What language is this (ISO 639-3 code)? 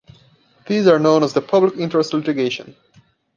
eng